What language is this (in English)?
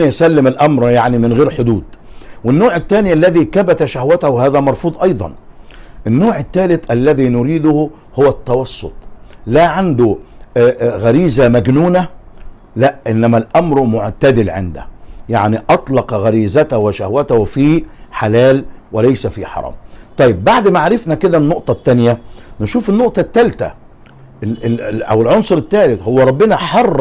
Arabic